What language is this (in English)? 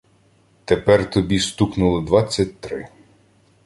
Ukrainian